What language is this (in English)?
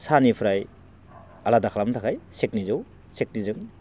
Bodo